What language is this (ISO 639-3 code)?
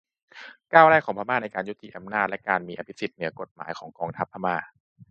tha